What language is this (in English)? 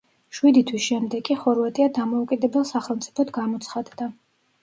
Georgian